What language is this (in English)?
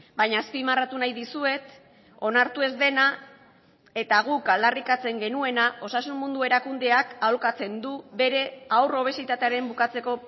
Basque